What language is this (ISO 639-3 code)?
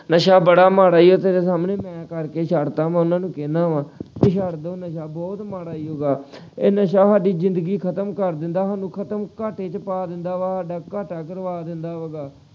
pan